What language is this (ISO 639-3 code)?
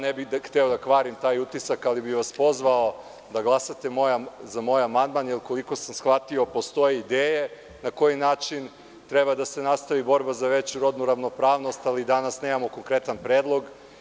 srp